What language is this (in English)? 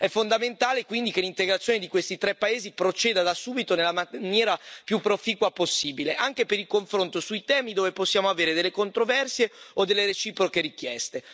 Italian